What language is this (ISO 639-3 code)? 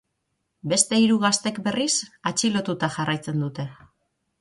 eus